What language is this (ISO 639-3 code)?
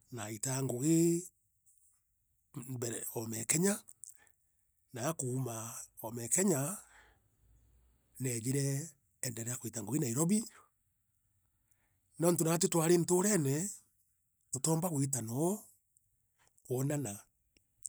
mer